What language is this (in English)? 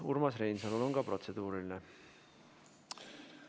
Estonian